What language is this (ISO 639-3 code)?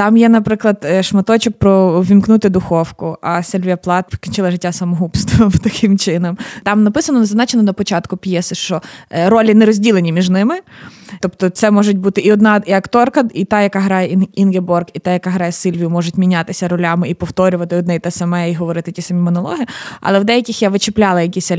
ukr